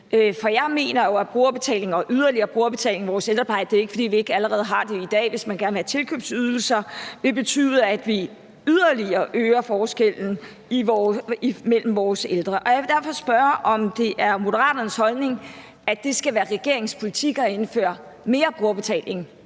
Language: Danish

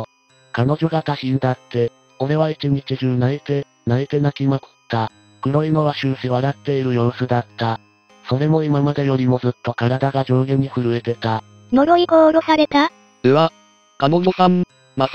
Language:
Japanese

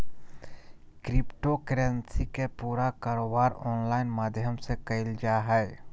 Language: Magahi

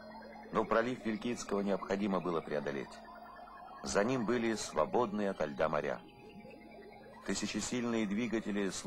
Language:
Russian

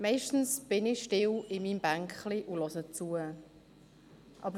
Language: Swiss German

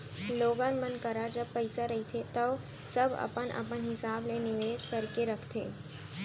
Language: Chhattisgarhi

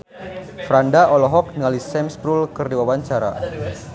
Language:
Sundanese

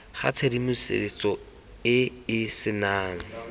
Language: Tswana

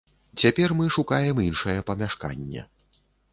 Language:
Belarusian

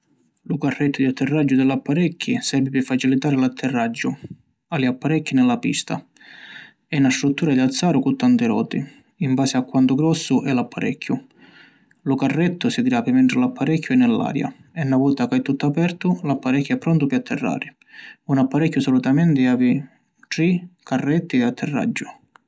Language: Sicilian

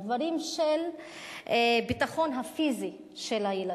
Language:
Hebrew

